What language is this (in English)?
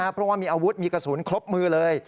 Thai